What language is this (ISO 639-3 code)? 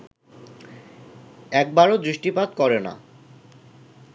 ben